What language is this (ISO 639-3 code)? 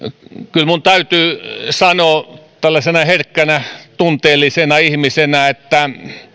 fin